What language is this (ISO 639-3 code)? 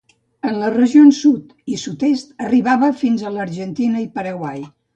cat